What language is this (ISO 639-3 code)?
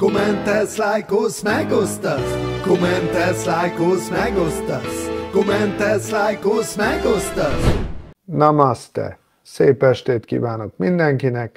hun